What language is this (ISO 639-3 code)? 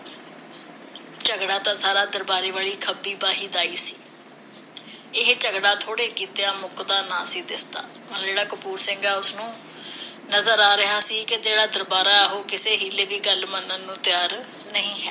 pan